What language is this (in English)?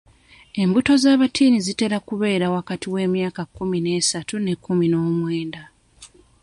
Ganda